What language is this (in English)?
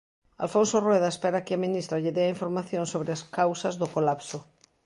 Galician